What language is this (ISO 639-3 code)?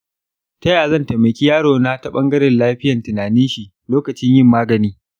hau